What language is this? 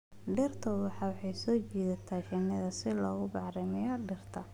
Somali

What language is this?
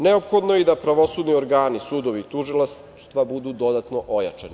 Serbian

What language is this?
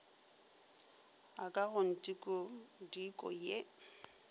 Northern Sotho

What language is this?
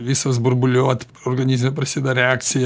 Lithuanian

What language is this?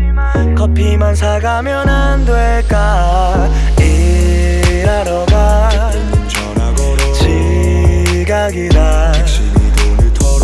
Korean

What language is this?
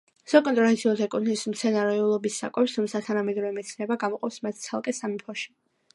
Georgian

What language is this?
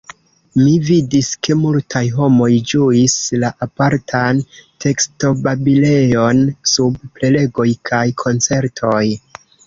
Esperanto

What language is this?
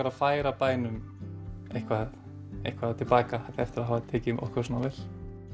Icelandic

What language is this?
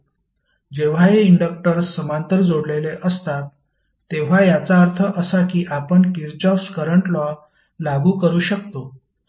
Marathi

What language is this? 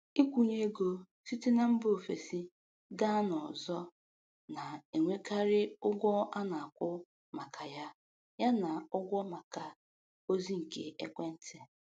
Igbo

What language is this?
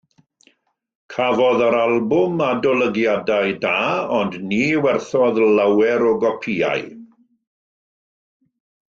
Welsh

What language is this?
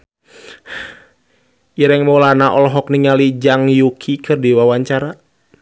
Sundanese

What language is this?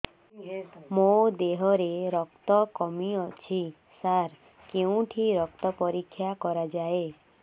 Odia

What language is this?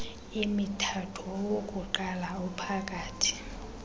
Xhosa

